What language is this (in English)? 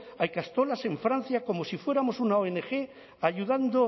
Spanish